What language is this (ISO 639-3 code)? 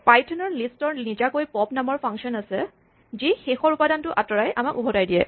asm